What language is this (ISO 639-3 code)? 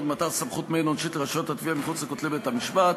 heb